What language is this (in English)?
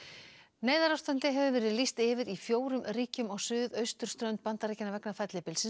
Icelandic